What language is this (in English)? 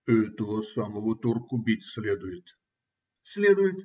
Russian